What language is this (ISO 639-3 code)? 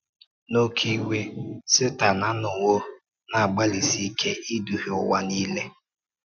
ibo